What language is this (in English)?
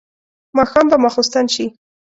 Pashto